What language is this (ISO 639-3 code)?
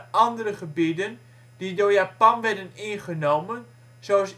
nld